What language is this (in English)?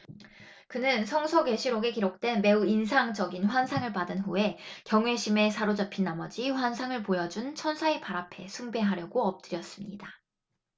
Korean